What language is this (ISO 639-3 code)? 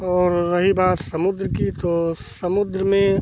hin